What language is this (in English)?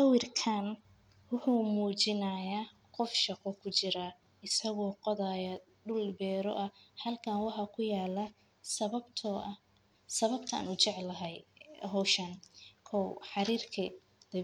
Somali